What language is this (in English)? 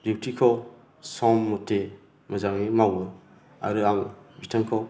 Bodo